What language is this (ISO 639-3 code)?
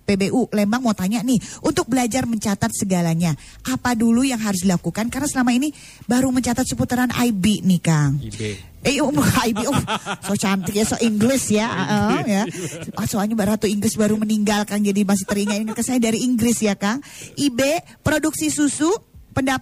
ind